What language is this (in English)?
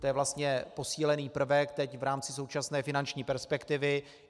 Czech